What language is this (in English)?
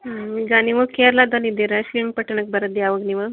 Kannada